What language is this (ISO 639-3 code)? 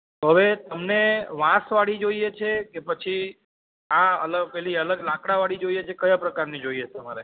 guj